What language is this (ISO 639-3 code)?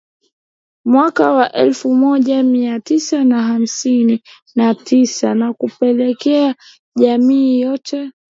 swa